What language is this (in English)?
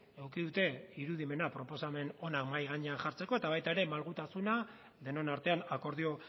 Basque